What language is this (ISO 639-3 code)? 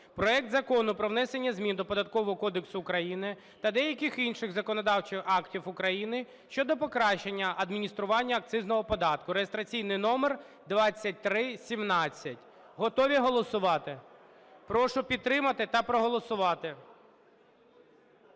ukr